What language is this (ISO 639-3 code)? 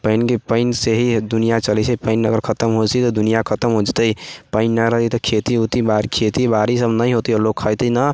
mai